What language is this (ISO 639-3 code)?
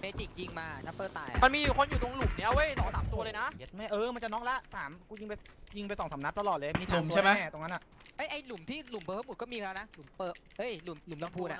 tha